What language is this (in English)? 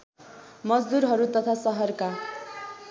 Nepali